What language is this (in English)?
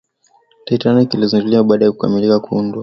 Swahili